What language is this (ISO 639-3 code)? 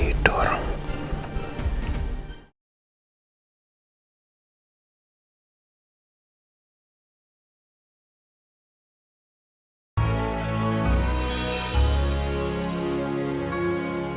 ind